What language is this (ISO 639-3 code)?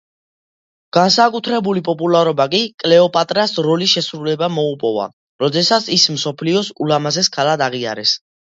kat